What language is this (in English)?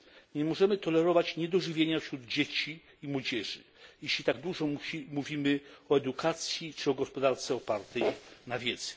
Polish